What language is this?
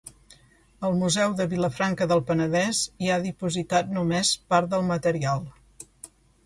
Catalan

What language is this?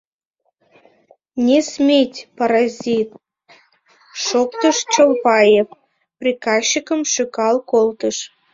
Mari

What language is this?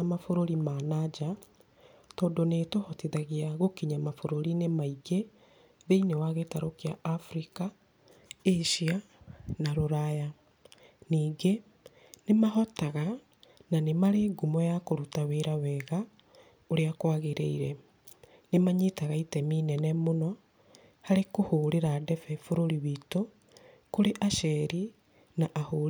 Kikuyu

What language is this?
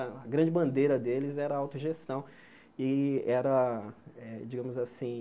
Portuguese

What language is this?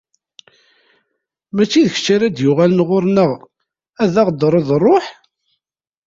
Kabyle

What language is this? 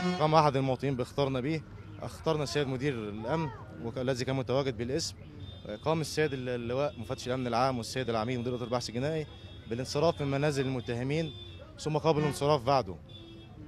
Arabic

